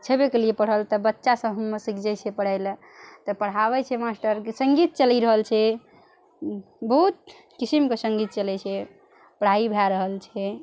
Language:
Maithili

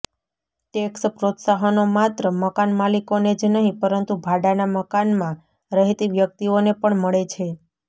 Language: Gujarati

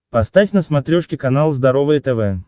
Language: Russian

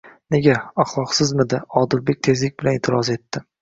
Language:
Uzbek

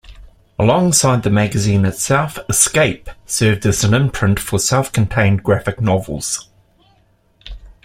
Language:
English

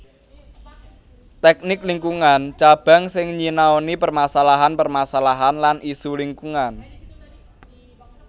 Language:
Javanese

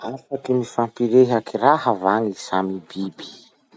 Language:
Masikoro Malagasy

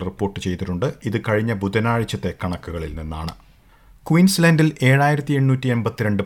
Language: Malayalam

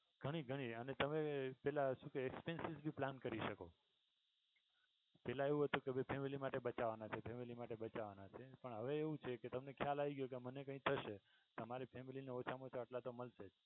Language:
Gujarati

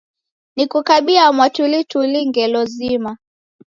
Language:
Taita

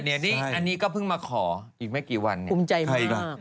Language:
Thai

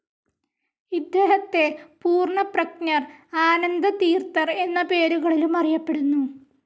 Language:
Malayalam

